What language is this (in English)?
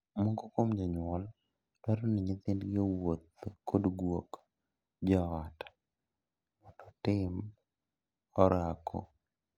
Luo (Kenya and Tanzania)